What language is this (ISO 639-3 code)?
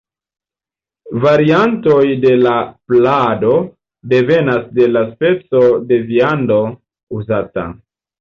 epo